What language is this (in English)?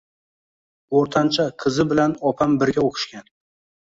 Uzbek